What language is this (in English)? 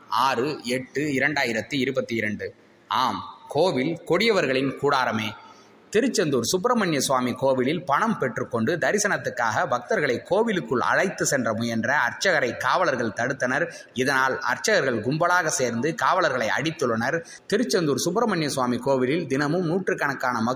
Tamil